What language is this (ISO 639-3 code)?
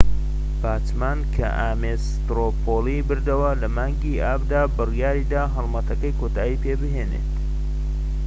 ckb